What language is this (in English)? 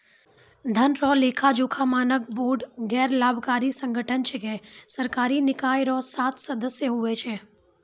Maithili